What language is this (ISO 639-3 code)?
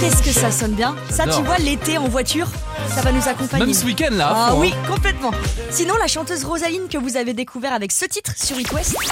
fra